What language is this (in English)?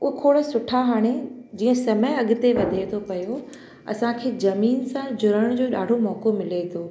Sindhi